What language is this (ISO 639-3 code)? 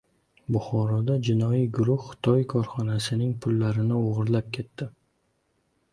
uzb